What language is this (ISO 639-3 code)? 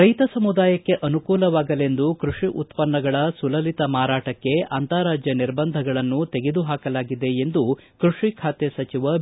kan